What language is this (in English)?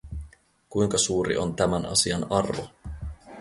Finnish